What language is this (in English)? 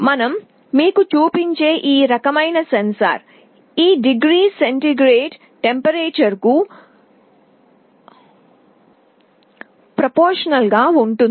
Telugu